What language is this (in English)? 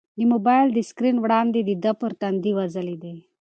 Pashto